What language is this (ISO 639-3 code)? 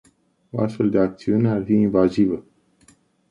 ron